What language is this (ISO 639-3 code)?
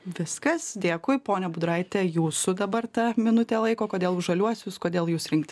lit